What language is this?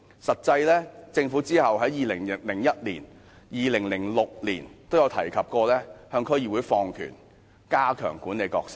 Cantonese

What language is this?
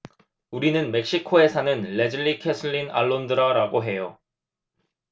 Korean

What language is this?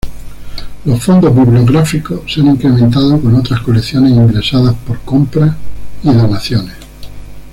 Spanish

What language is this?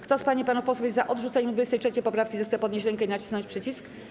Polish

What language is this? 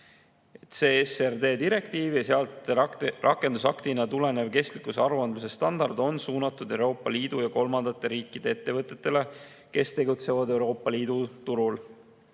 Estonian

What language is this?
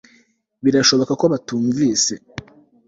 Kinyarwanda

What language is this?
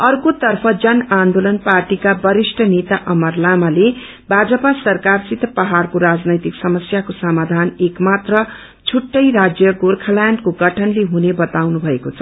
Nepali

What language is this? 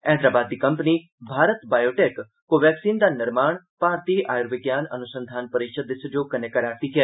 Dogri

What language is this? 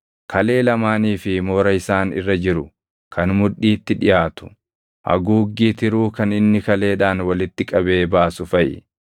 Oromo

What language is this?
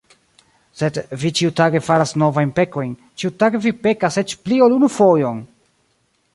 Esperanto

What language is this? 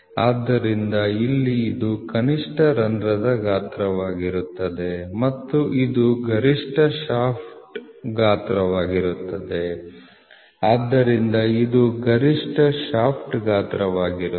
Kannada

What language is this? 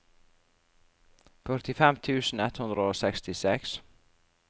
Norwegian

